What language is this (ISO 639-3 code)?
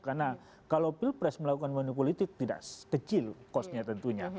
ind